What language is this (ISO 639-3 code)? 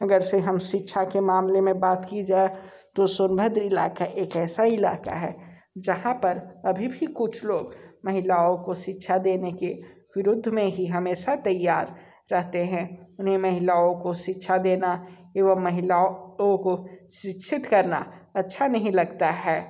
hin